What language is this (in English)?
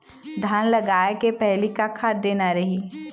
Chhattisgarhi